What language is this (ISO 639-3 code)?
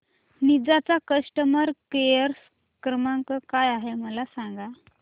mar